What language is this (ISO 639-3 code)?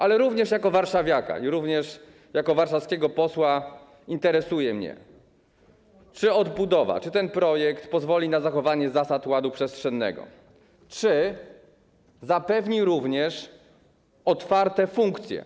pol